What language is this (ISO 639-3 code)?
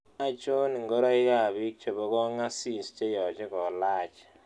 kln